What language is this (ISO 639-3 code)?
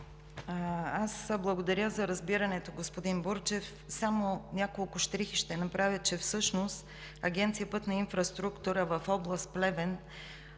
bul